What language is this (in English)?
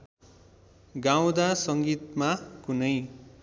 Nepali